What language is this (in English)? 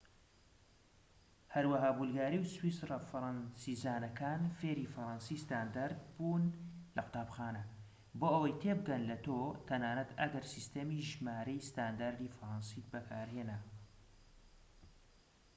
Central Kurdish